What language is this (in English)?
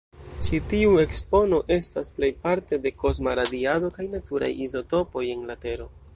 Esperanto